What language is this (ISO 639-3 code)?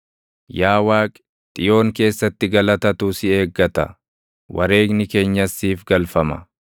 orm